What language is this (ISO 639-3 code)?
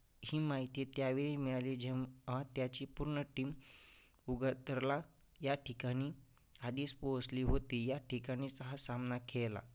mar